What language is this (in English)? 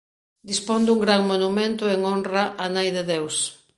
Galician